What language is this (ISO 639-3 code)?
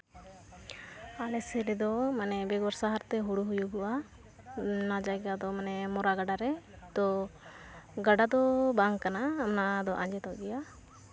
sat